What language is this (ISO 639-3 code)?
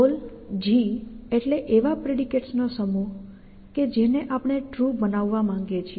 guj